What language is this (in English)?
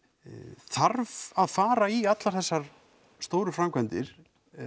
Icelandic